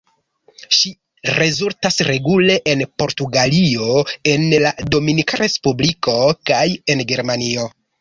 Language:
Esperanto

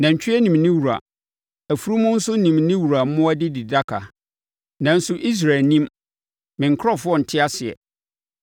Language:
Akan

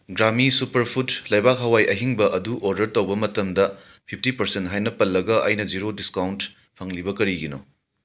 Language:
Manipuri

